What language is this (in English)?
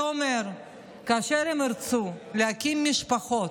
Hebrew